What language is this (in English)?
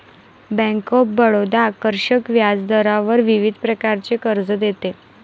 Marathi